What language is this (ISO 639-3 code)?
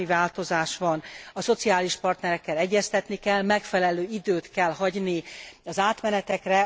hun